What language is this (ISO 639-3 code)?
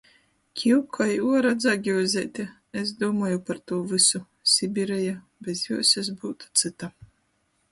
ltg